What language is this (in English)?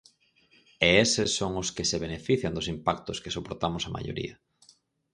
Galician